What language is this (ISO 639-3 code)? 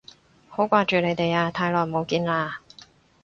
yue